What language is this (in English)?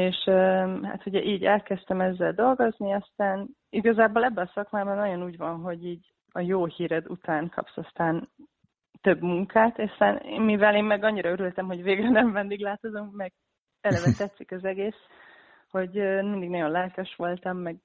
Hungarian